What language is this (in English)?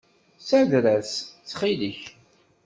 Kabyle